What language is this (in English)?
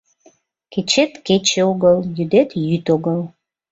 Mari